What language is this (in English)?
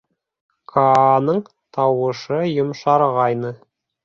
Bashkir